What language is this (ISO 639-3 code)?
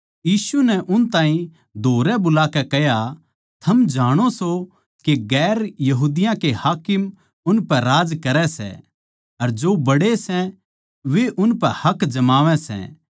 bgc